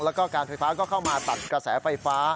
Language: Thai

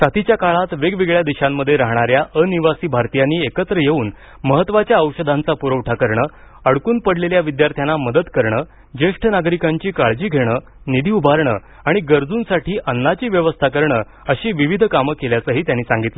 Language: Marathi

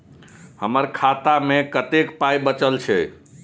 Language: Maithili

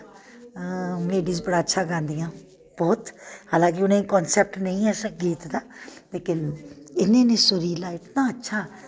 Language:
Dogri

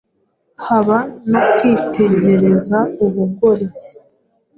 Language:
Kinyarwanda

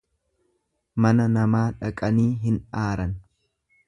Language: Oromo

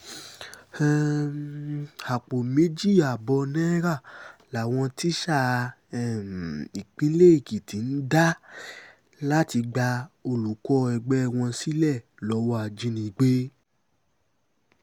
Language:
Yoruba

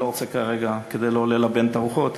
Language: Hebrew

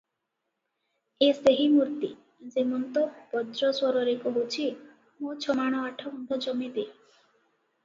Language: Odia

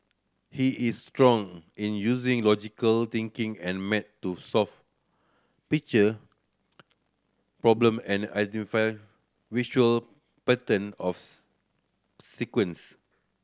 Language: English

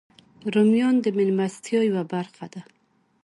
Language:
Pashto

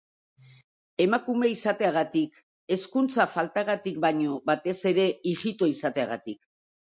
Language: Basque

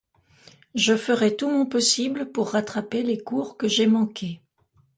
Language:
French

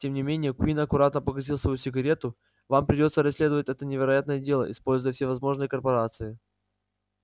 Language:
Russian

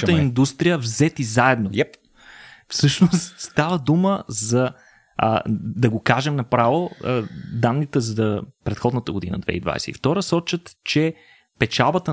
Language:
Bulgarian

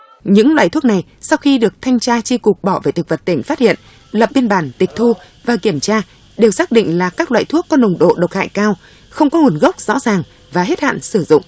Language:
Vietnamese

